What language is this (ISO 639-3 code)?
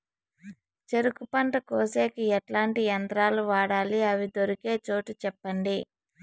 tel